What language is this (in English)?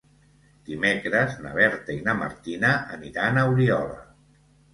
Catalan